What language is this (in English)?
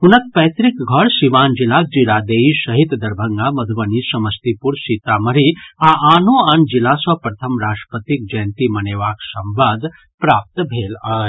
Maithili